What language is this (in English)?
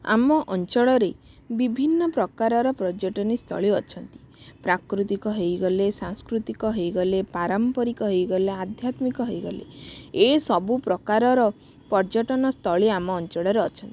Odia